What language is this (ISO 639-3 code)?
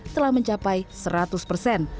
ind